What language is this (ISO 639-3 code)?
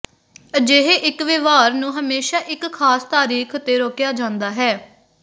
pan